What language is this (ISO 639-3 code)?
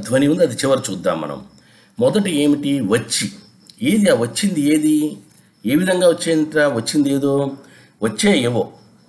tel